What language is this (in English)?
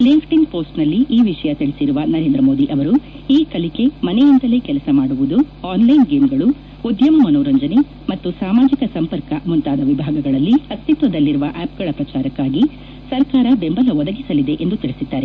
Kannada